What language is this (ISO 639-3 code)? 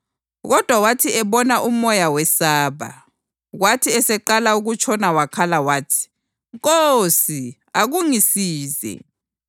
nde